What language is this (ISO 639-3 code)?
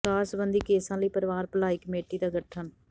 pan